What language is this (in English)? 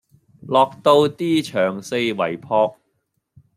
Cantonese